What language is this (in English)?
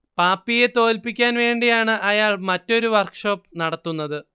Malayalam